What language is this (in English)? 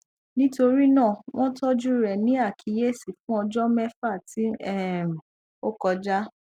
Yoruba